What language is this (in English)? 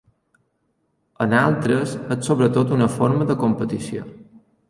Catalan